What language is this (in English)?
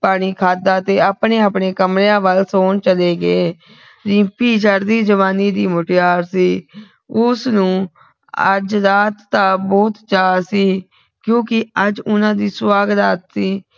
Punjabi